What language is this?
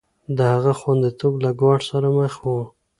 Pashto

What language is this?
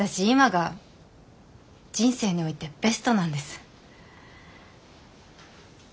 Japanese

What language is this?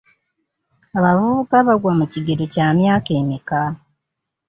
Ganda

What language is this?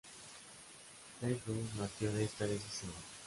Spanish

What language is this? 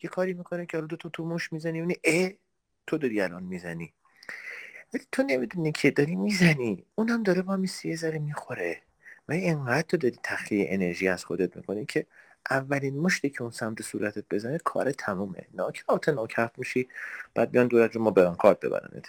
Persian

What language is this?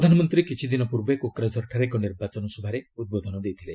Odia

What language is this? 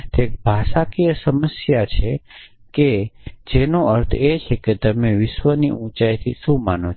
Gujarati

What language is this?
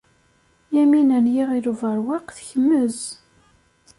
Kabyle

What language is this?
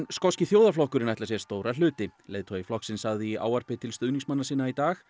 Icelandic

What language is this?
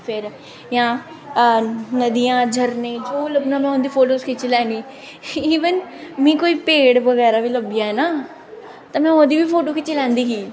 Dogri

